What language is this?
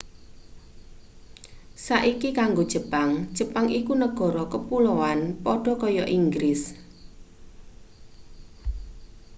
Javanese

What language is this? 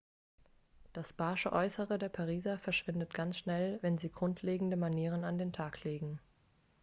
German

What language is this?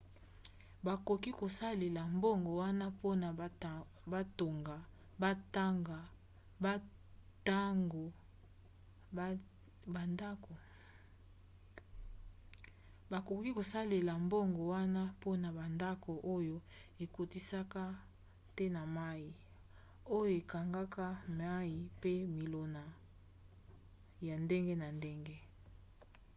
Lingala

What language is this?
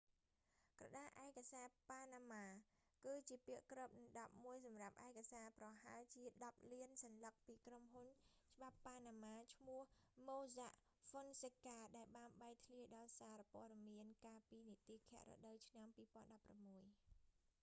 Khmer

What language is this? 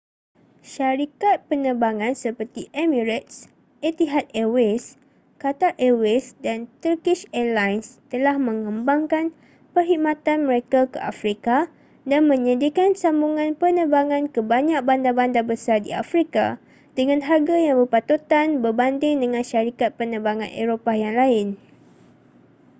Malay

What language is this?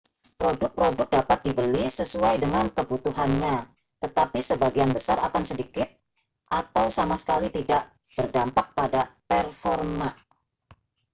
Indonesian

